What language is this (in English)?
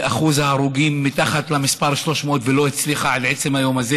Hebrew